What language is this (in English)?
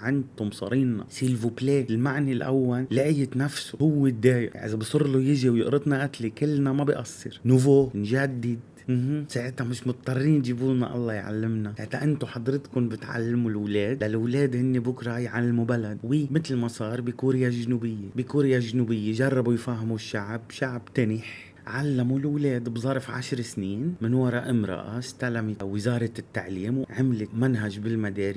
Arabic